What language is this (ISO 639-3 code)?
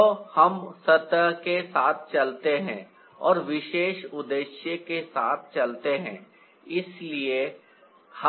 hin